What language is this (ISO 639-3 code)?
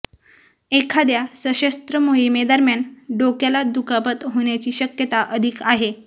mar